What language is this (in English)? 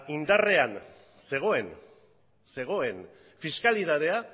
Basque